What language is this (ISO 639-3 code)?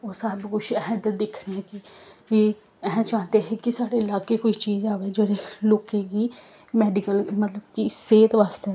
doi